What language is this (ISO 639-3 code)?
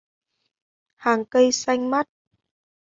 vie